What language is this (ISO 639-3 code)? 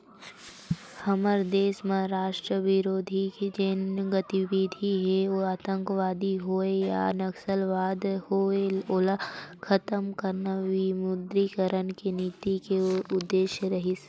hne